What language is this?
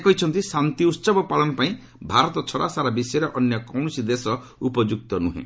Odia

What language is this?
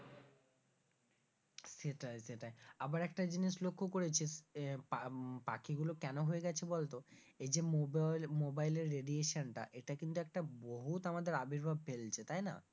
Bangla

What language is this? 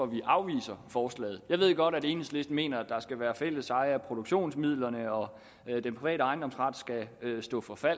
Danish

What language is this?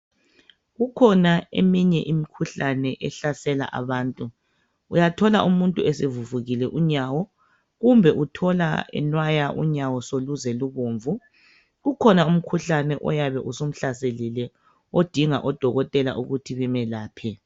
North Ndebele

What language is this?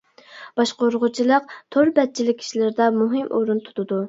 Uyghur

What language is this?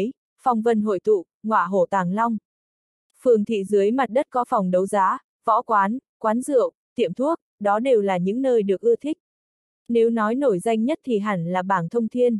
Vietnamese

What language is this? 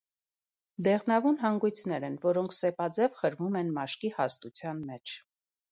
Armenian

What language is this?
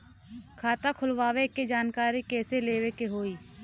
Bhojpuri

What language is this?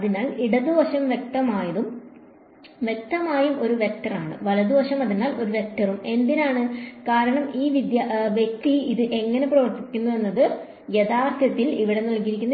Malayalam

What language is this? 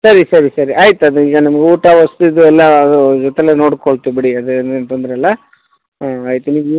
Kannada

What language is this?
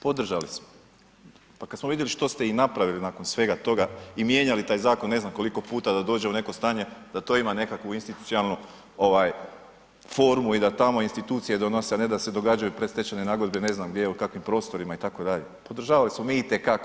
Croatian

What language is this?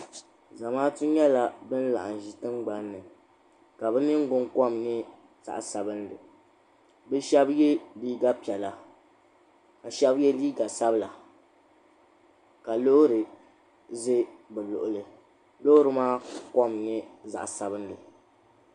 Dagbani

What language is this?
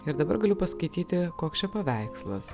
Lithuanian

